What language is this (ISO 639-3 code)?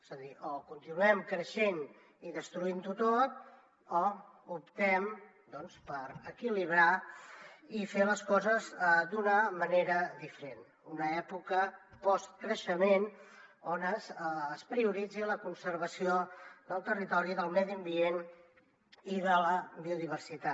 cat